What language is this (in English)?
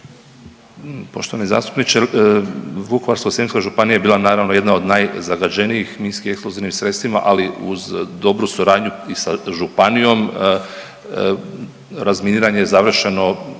Croatian